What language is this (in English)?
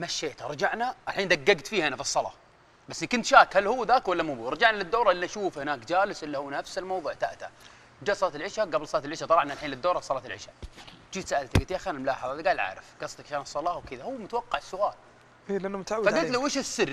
Arabic